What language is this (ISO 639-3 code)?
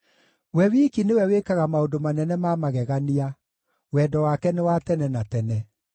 kik